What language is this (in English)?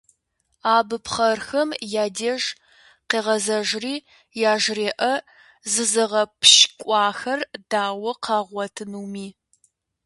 Kabardian